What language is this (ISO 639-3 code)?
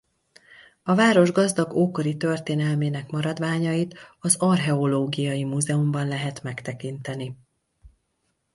hun